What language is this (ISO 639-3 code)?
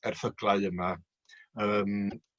cym